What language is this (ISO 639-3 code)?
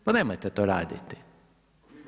hrv